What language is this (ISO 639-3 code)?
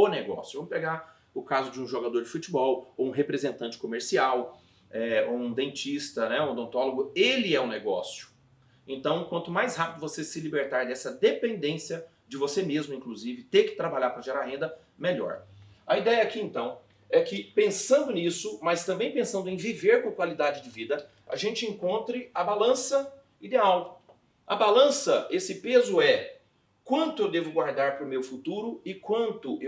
por